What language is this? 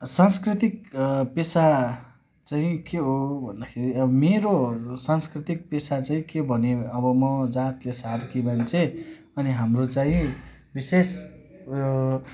Nepali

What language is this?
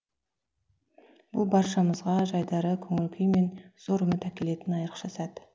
Kazakh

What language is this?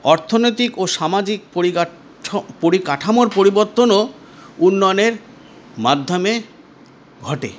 Bangla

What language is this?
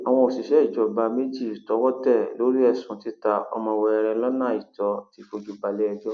Yoruba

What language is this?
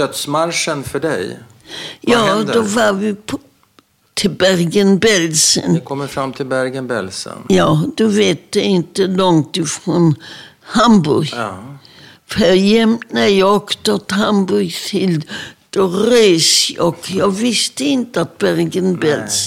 Swedish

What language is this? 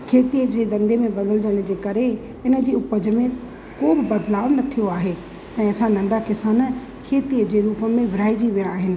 Sindhi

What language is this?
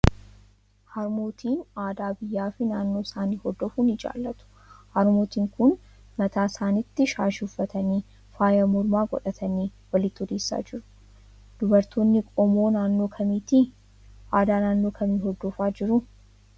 Oromo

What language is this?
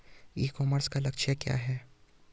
Hindi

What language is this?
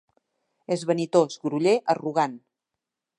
Catalan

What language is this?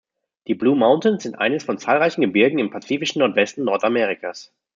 German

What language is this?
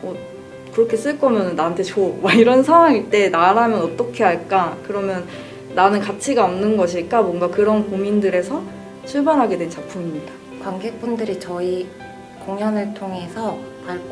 Korean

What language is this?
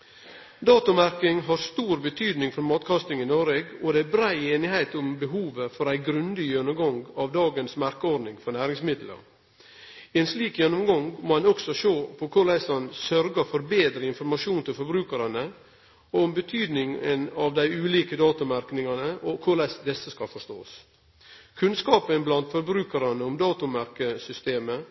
Norwegian Nynorsk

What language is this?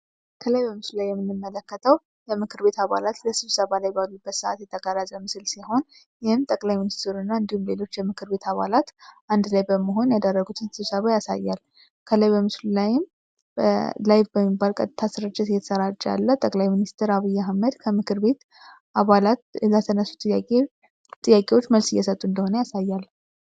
Amharic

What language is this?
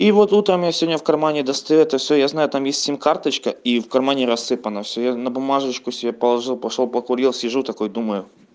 Russian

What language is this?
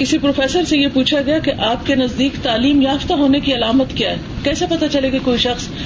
Urdu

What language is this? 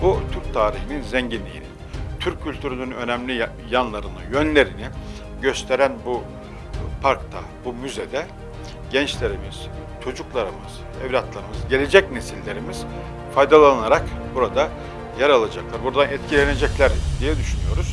Turkish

